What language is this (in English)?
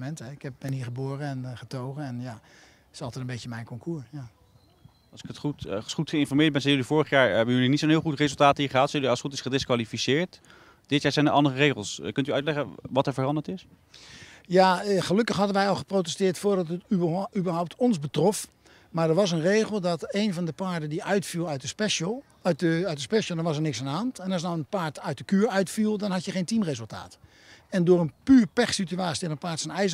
Dutch